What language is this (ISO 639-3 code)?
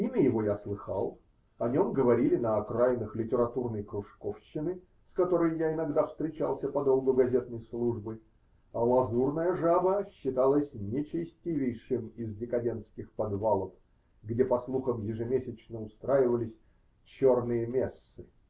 rus